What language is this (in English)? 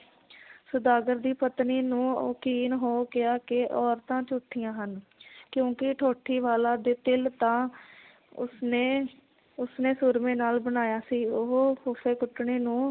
Punjabi